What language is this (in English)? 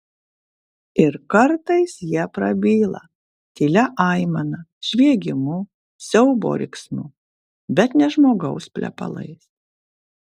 Lithuanian